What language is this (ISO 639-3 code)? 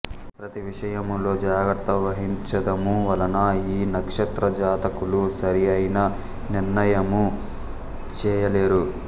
tel